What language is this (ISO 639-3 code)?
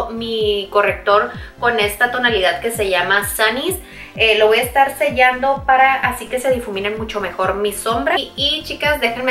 spa